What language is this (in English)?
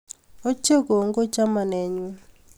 Kalenjin